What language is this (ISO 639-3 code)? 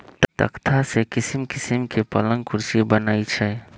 mag